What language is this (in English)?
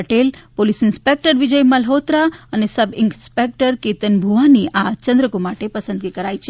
Gujarati